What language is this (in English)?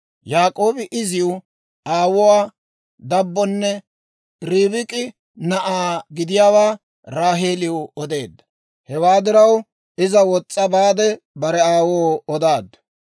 Dawro